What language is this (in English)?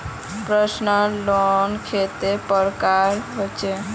Magahi